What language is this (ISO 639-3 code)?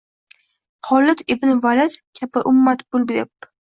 uzb